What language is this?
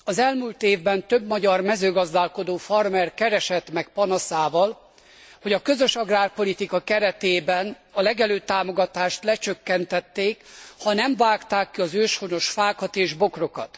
Hungarian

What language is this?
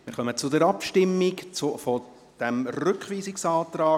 Swiss German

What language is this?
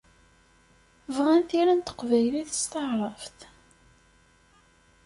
Kabyle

